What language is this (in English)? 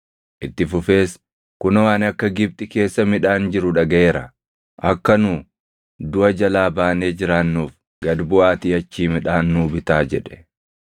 Oromo